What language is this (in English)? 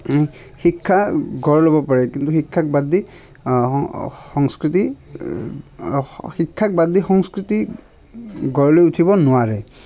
Assamese